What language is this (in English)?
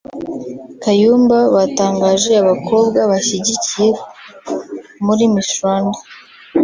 Kinyarwanda